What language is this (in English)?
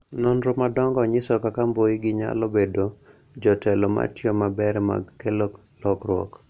Luo (Kenya and Tanzania)